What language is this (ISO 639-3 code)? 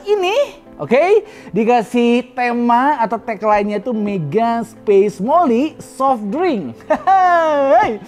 ind